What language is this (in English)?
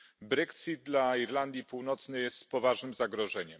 Polish